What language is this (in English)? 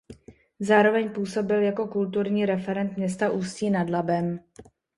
Czech